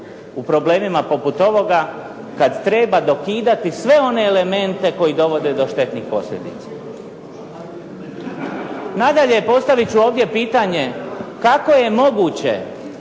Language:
Croatian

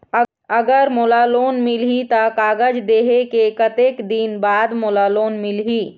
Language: Chhattisgarhi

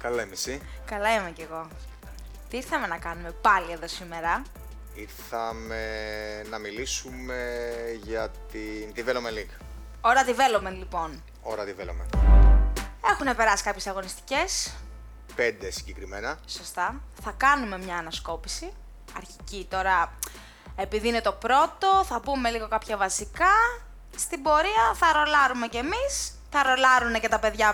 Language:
Greek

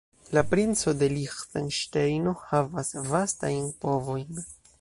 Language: Esperanto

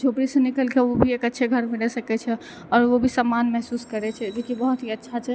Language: Maithili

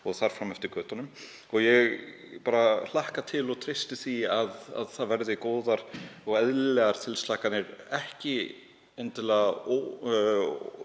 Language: Icelandic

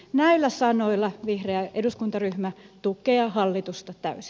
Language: Finnish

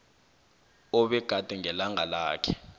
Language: South Ndebele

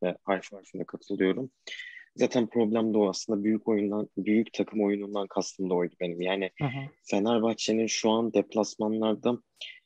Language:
Turkish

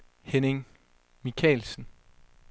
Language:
Danish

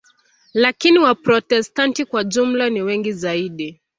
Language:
Swahili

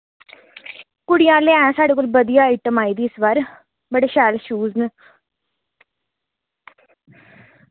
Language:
Dogri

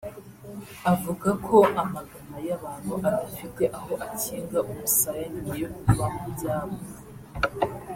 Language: Kinyarwanda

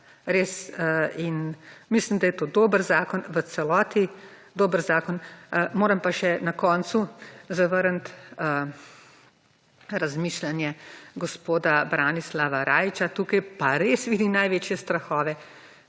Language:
Slovenian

